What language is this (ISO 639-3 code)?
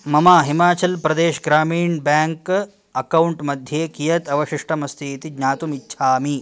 san